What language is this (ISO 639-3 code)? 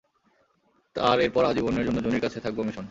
ben